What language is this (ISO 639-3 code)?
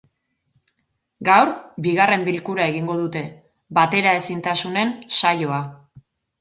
eus